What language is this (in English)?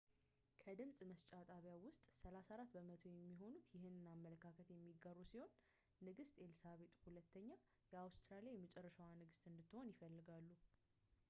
Amharic